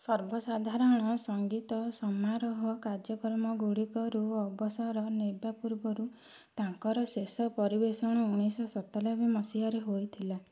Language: Odia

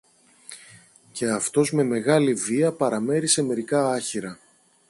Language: Greek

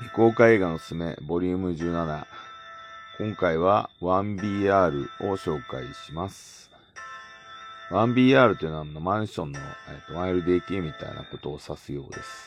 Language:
Japanese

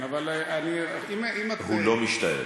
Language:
Hebrew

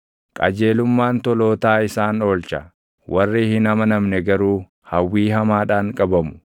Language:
Oromo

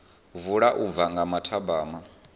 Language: Venda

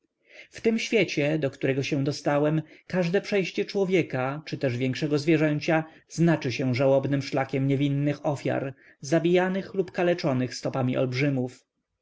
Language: Polish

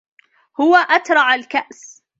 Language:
Arabic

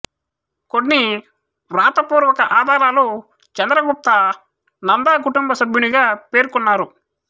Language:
Telugu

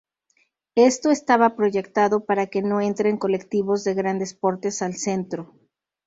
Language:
Spanish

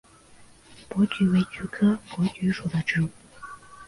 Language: Chinese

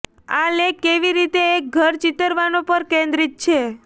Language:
Gujarati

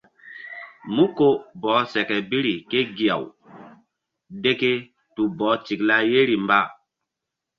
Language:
Mbum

